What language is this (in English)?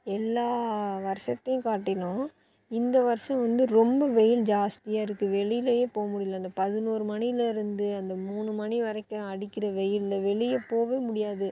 Tamil